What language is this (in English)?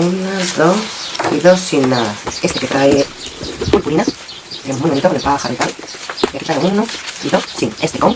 Spanish